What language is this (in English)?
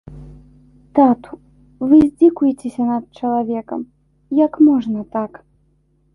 Belarusian